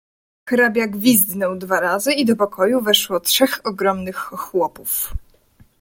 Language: Polish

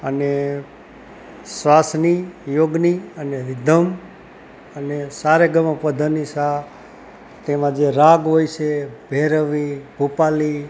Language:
Gujarati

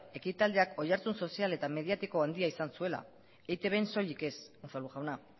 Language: Basque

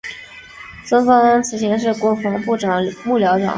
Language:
Chinese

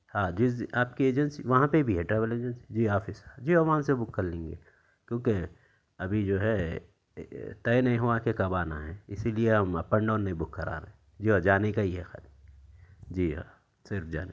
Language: Urdu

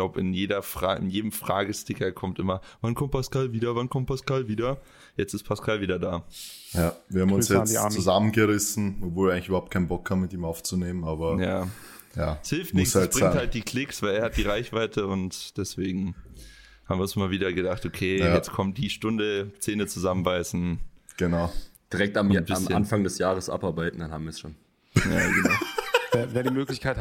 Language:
German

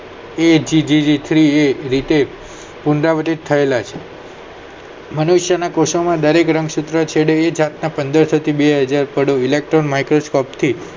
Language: Gujarati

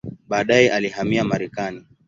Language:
Swahili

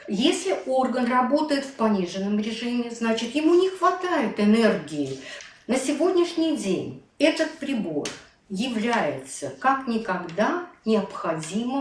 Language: Russian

